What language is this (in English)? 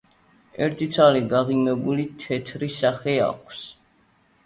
Georgian